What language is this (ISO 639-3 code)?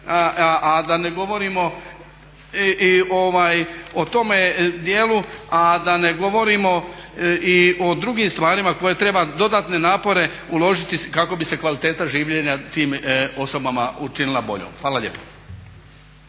hrv